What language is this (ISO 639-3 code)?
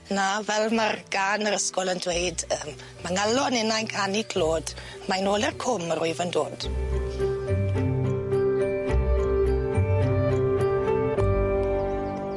cym